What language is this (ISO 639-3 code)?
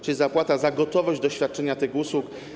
pol